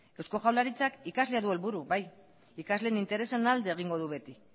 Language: Basque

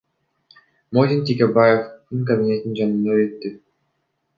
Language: Kyrgyz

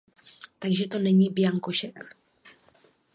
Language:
Czech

